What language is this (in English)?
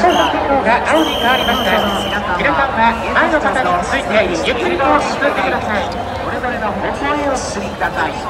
Japanese